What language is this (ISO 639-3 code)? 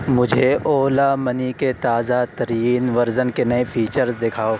urd